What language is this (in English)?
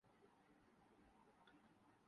Urdu